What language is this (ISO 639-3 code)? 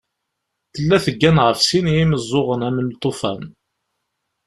kab